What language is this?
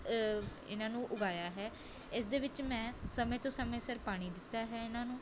Punjabi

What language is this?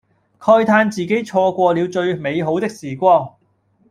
Cantonese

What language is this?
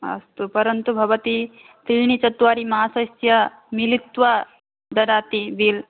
Sanskrit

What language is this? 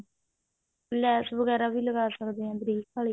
Punjabi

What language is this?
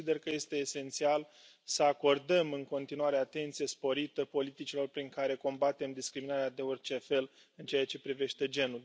Romanian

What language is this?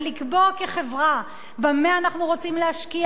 Hebrew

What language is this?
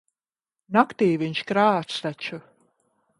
Latvian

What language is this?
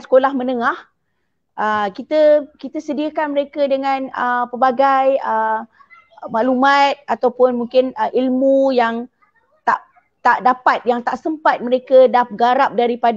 Malay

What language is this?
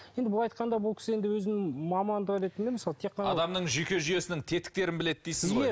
Kazakh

